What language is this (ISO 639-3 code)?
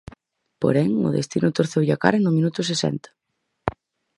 glg